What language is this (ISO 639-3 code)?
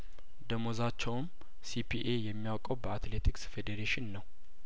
amh